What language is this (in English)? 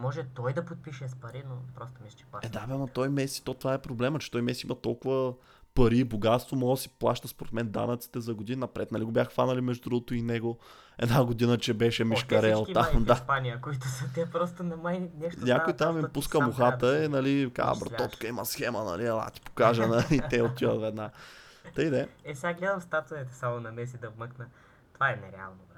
Bulgarian